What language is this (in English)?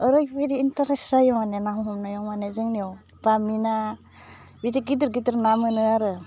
Bodo